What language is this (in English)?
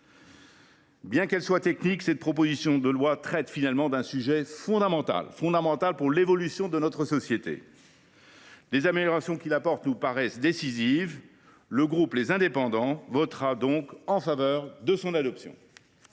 French